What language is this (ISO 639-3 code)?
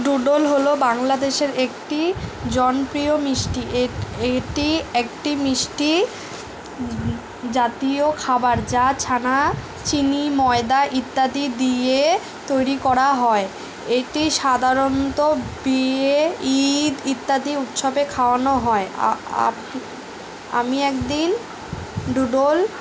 ben